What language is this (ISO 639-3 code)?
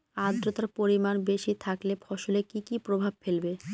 ben